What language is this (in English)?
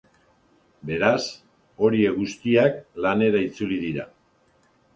Basque